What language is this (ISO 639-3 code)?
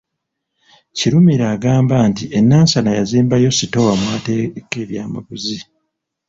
lug